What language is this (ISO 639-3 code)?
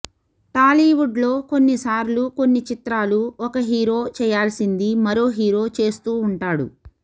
tel